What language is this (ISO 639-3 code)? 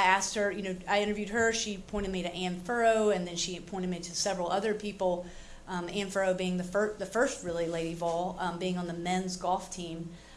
eng